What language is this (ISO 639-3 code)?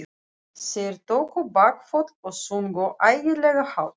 isl